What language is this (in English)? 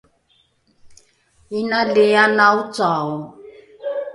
Rukai